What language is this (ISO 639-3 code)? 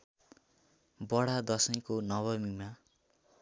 nep